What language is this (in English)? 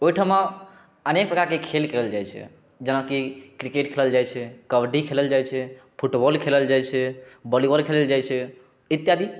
Maithili